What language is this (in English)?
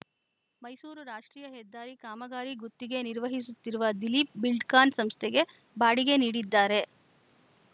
Kannada